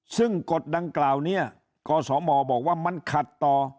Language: Thai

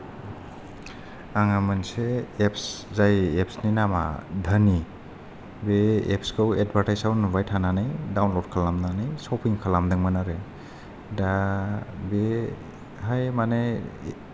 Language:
Bodo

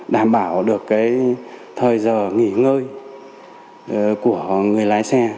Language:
Vietnamese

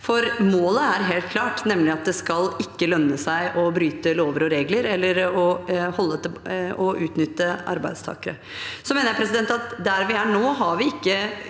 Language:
Norwegian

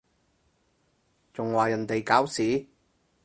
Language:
Cantonese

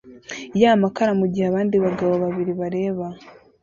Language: Kinyarwanda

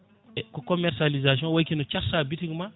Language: Fula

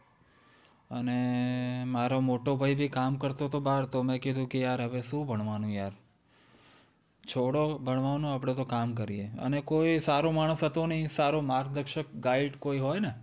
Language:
Gujarati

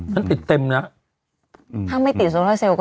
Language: Thai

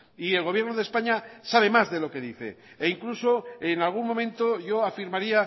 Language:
Spanish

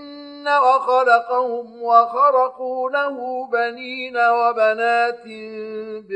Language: Arabic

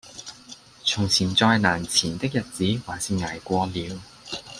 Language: Cantonese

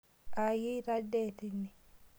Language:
Masai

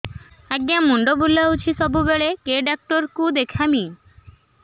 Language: Odia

